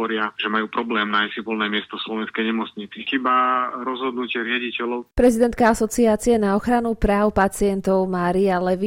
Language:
Slovak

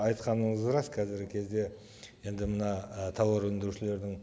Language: Kazakh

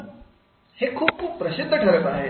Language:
Marathi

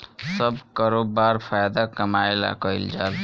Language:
Bhojpuri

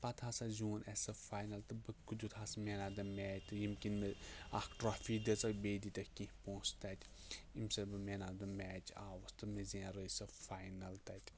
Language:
Kashmiri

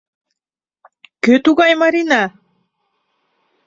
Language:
Mari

